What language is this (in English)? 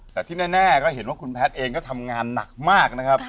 Thai